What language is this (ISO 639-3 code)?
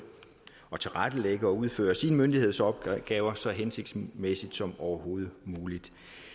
dan